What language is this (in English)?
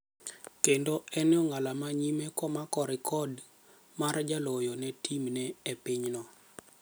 Luo (Kenya and Tanzania)